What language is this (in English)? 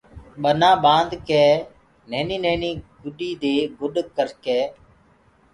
Gurgula